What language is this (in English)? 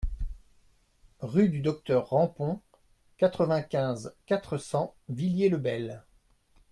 French